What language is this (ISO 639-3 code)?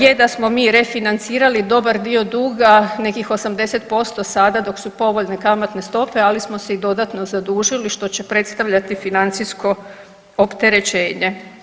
hrv